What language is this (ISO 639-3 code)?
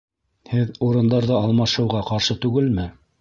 bak